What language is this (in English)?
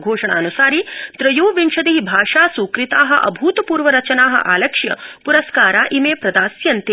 Sanskrit